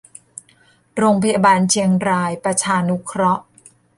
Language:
Thai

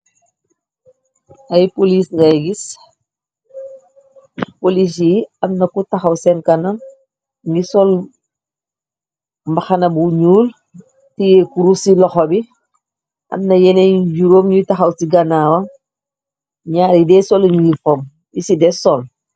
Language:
Wolof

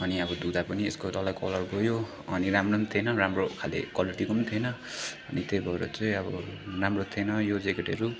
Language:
Nepali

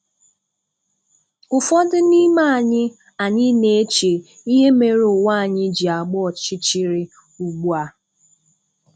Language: Igbo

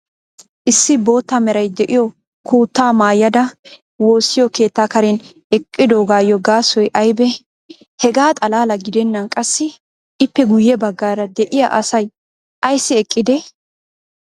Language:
Wolaytta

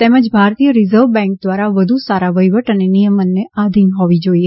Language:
Gujarati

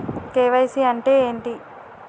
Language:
Telugu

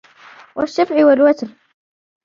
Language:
Arabic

